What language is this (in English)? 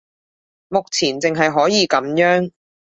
Cantonese